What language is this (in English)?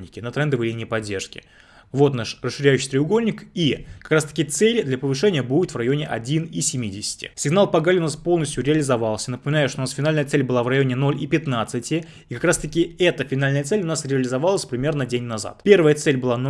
Russian